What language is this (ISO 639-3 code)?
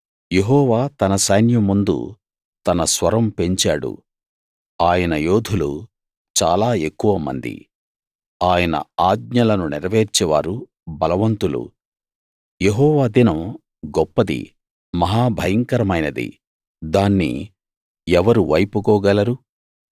tel